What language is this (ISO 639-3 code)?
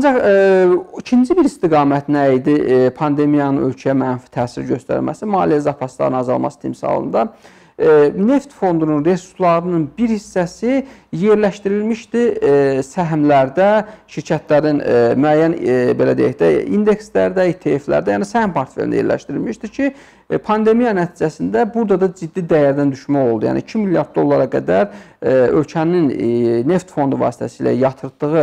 tur